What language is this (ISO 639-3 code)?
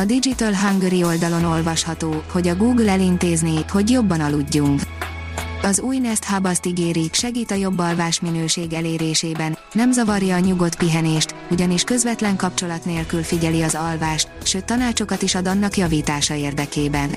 hun